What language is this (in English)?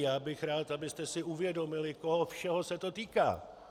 Czech